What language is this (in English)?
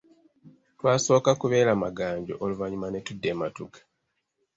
Ganda